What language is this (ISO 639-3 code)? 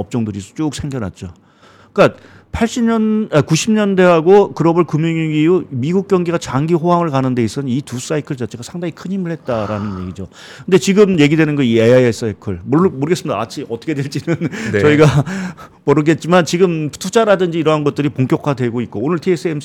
kor